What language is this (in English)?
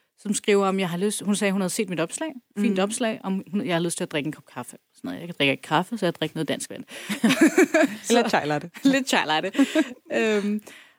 Danish